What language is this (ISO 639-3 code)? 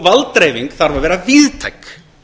isl